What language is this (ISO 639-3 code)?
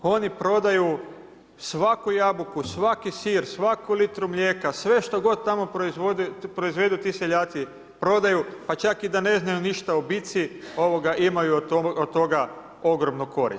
hrv